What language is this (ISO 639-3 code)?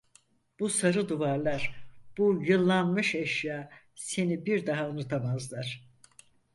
tur